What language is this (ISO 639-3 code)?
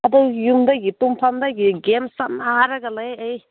mni